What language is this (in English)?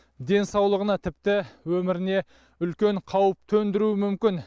Kazakh